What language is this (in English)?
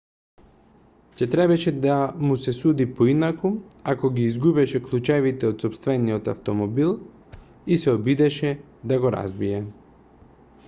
Macedonian